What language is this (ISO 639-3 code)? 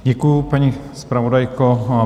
ces